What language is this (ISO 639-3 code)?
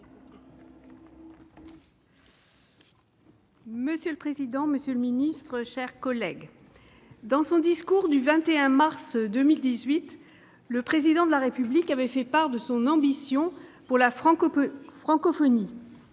fra